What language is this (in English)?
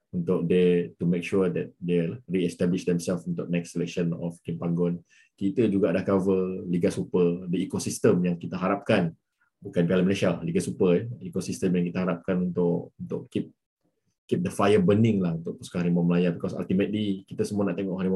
Malay